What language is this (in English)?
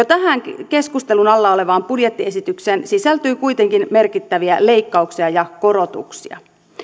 Finnish